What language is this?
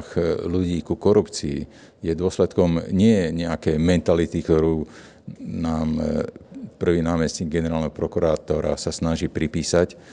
Slovak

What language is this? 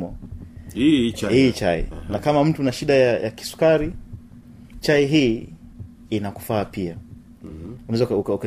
Swahili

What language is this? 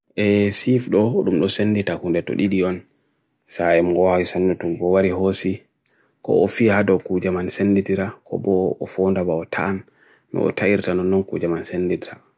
Bagirmi Fulfulde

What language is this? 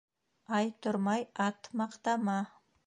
Bashkir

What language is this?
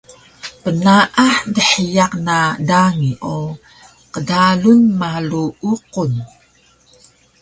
Taroko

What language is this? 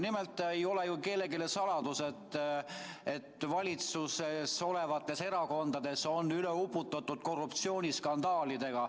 Estonian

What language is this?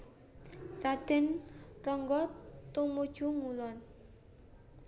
Javanese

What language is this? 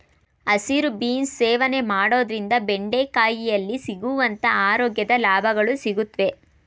Kannada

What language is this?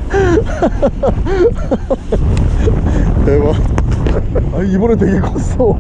Korean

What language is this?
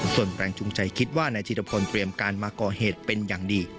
Thai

